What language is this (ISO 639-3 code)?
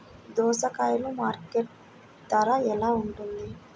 tel